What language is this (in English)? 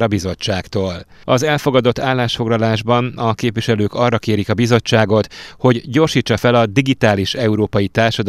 Hungarian